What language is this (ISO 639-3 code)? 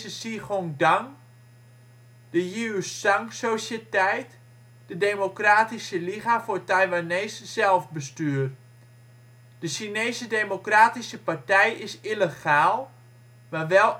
nld